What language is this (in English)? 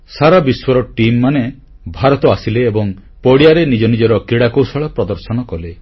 Odia